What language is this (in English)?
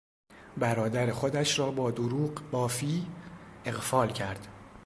Persian